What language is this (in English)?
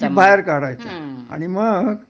Marathi